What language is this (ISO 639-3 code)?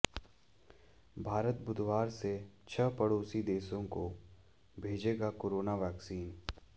hin